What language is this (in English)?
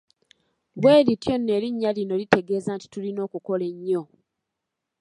Ganda